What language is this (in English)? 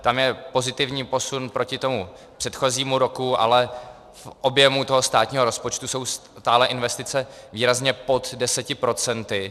Czech